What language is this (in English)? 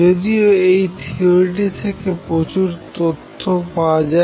Bangla